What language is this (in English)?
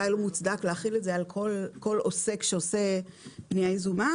Hebrew